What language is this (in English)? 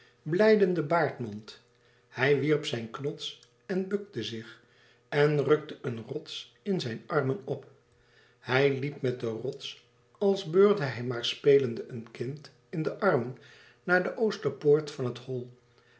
Dutch